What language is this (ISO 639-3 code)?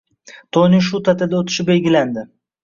uzb